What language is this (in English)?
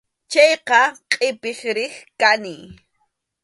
Arequipa-La Unión Quechua